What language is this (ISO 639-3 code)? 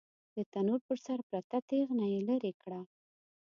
pus